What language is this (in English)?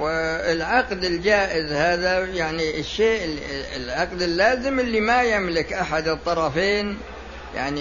Arabic